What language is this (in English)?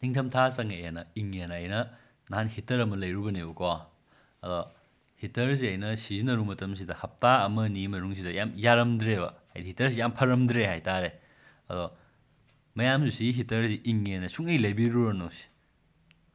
Manipuri